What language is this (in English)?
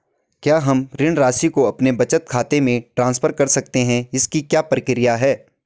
Hindi